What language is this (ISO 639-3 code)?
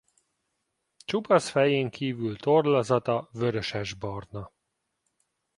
hun